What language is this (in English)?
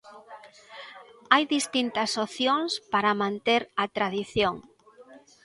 Galician